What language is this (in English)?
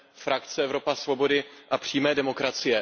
Czech